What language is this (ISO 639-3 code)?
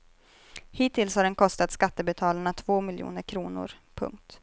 swe